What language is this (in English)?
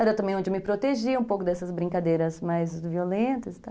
Portuguese